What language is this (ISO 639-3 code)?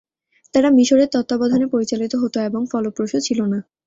ben